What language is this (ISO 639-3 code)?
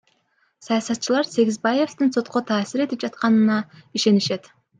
kir